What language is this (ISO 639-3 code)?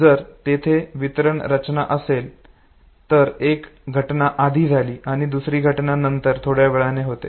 mar